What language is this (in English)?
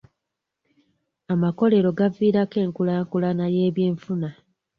Ganda